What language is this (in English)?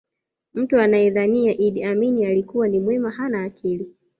Swahili